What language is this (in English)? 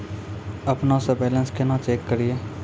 Maithili